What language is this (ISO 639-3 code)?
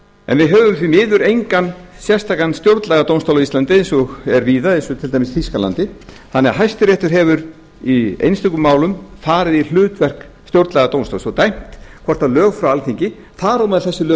isl